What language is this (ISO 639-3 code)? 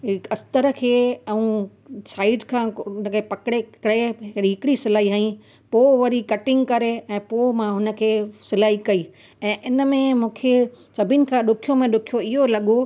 snd